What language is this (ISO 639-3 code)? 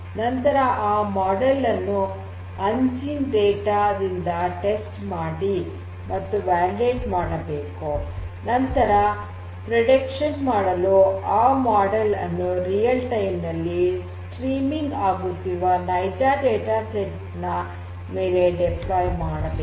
kan